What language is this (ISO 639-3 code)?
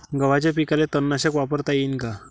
mar